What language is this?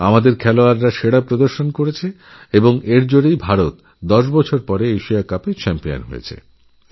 Bangla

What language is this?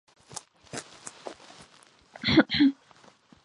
Georgian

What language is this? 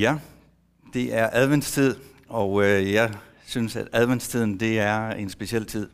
Danish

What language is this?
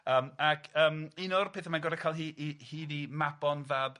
Welsh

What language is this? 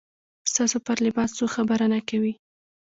Pashto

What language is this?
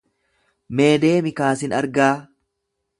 Oromo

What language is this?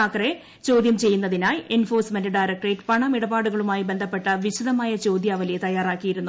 Malayalam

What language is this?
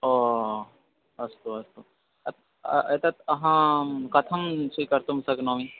Sanskrit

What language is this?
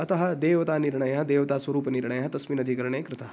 Sanskrit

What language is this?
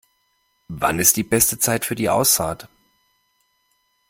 German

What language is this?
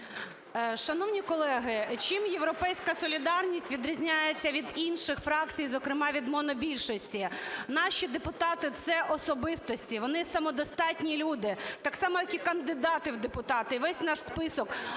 Ukrainian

